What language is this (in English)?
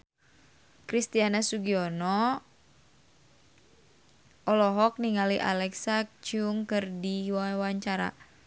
Sundanese